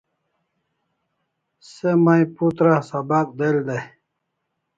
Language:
Kalasha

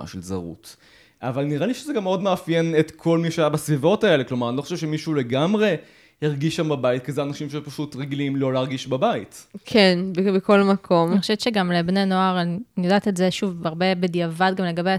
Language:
Hebrew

